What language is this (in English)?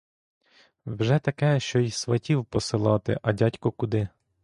Ukrainian